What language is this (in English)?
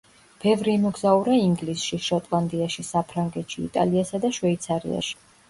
Georgian